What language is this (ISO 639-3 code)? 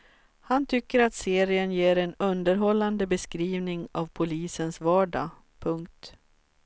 swe